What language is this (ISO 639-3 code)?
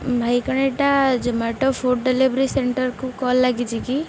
ori